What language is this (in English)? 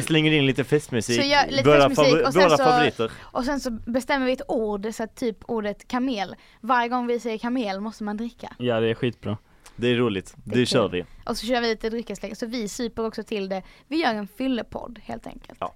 Swedish